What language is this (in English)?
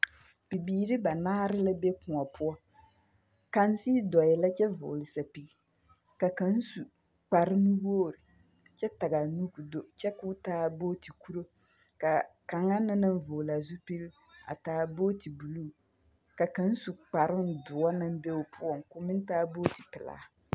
Southern Dagaare